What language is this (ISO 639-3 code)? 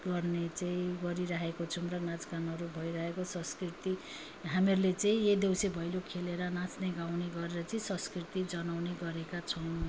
nep